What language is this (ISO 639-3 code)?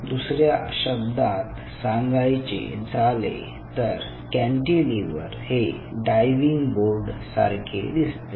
mar